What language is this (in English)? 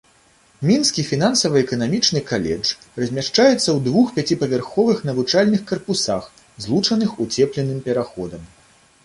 Belarusian